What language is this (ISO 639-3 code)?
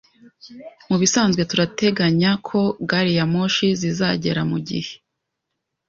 kin